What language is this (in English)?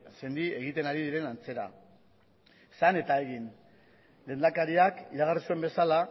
Basque